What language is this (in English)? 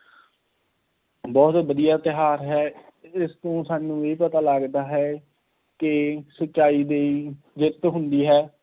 Punjabi